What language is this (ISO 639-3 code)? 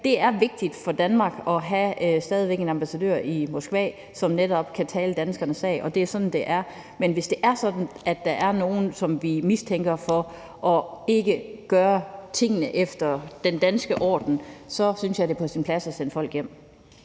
dan